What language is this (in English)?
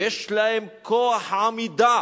Hebrew